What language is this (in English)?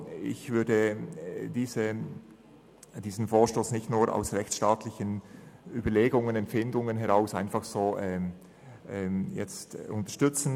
Swiss German